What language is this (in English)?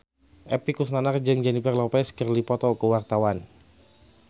Sundanese